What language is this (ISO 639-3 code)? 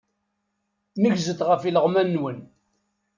kab